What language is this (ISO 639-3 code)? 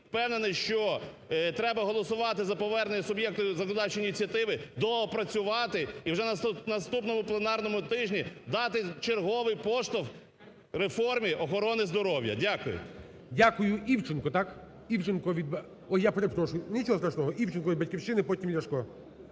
ukr